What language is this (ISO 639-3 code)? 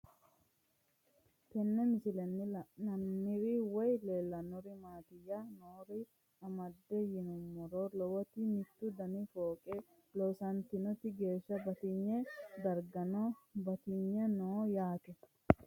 sid